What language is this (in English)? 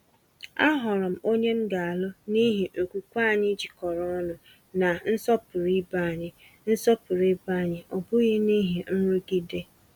Igbo